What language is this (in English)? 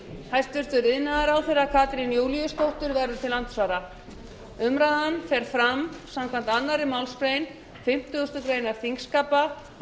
Icelandic